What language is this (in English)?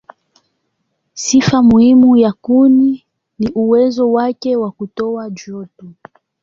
Swahili